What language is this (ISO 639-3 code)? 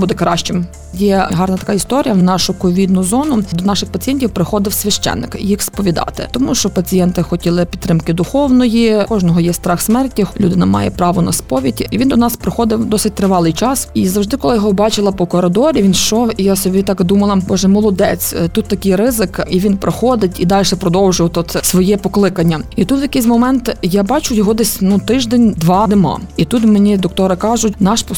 ukr